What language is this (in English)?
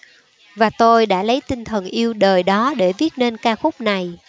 Vietnamese